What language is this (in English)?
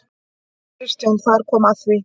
Icelandic